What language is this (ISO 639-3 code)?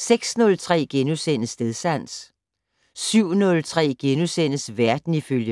dan